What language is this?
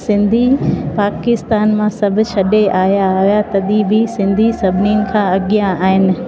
Sindhi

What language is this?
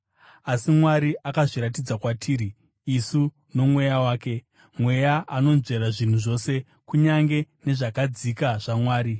Shona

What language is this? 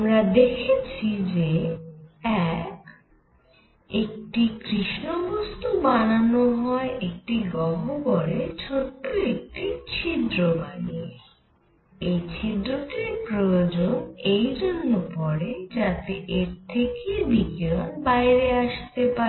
Bangla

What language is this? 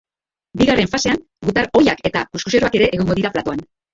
Basque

